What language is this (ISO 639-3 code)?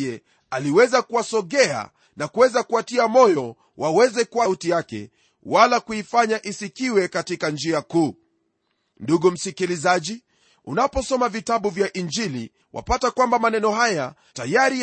swa